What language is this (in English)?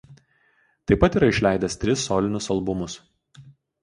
Lithuanian